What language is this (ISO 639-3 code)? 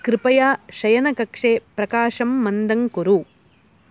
san